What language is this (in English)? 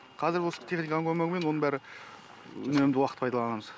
Kazakh